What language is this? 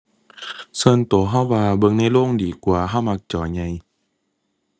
Thai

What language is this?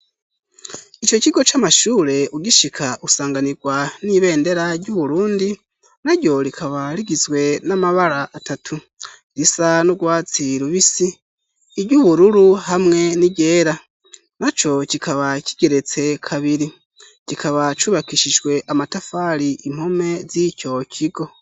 Rundi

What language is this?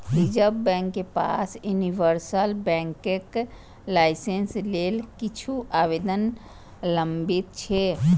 Maithili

